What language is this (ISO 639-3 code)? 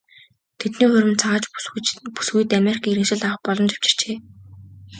mon